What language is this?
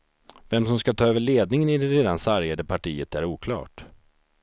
Swedish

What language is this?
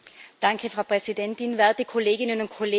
German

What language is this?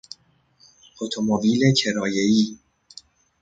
Persian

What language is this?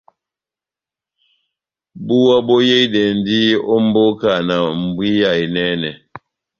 Batanga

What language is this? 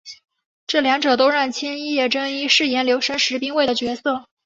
Chinese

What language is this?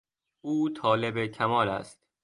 Persian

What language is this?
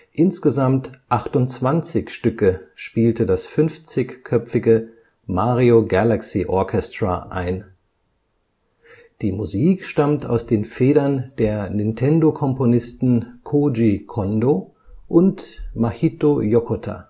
German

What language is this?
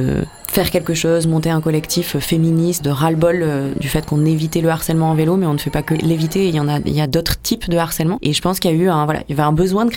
French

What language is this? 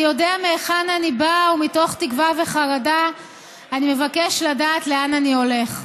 Hebrew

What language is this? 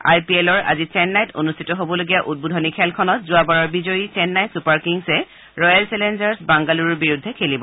Assamese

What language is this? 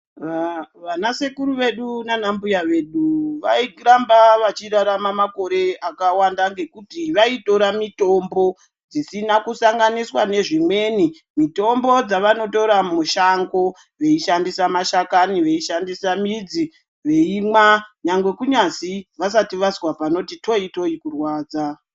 Ndau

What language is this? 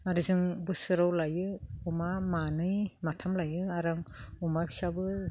Bodo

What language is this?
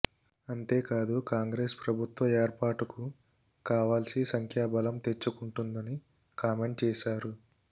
Telugu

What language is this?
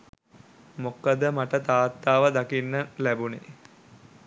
Sinhala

